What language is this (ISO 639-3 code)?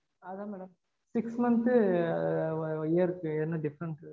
tam